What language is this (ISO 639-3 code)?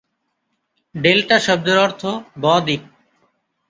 ben